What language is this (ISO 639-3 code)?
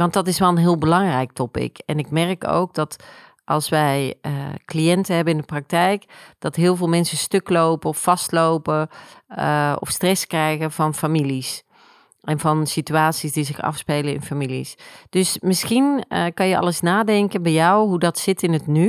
nld